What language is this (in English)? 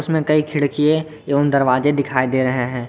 Hindi